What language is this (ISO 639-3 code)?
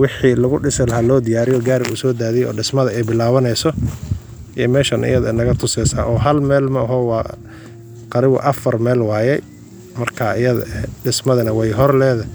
som